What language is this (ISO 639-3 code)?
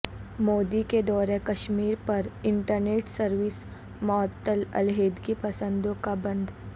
urd